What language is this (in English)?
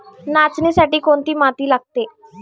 Marathi